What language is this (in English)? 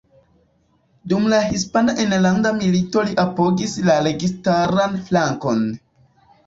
Esperanto